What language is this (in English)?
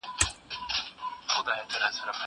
Pashto